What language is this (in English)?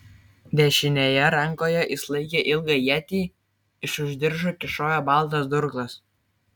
Lithuanian